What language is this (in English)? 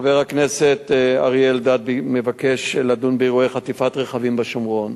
Hebrew